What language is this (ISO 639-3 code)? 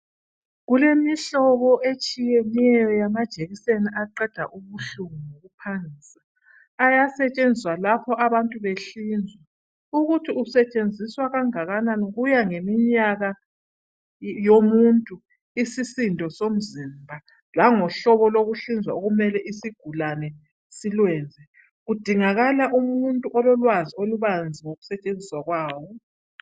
nde